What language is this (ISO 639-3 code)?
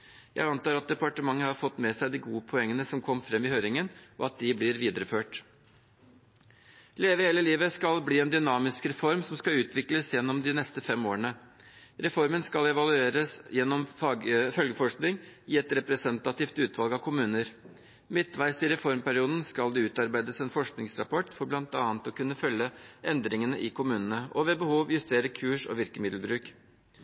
nob